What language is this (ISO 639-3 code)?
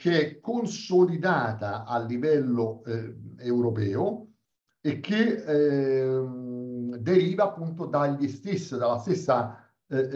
ita